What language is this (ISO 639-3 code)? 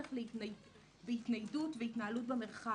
heb